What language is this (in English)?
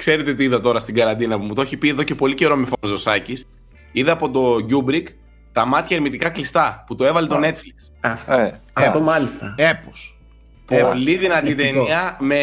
Greek